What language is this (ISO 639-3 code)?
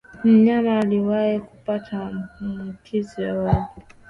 swa